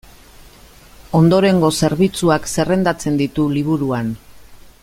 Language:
Basque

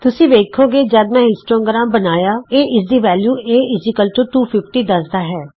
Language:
Punjabi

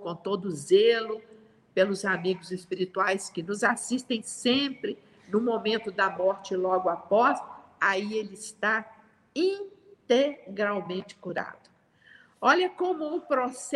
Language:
Portuguese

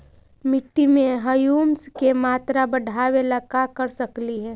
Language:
Magahi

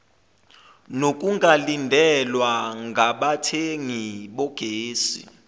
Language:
Zulu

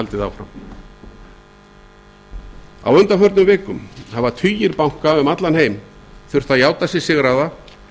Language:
Icelandic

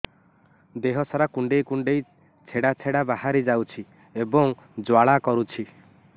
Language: Odia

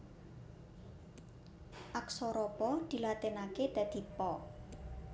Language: Javanese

